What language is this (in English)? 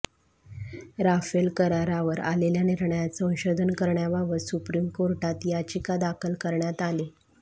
Marathi